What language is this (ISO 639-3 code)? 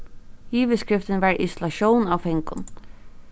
fao